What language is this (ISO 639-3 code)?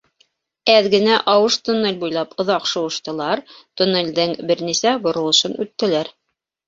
bak